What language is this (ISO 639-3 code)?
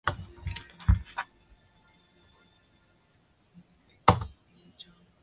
zho